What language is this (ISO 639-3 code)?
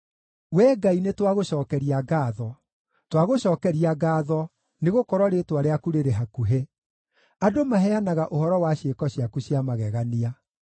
kik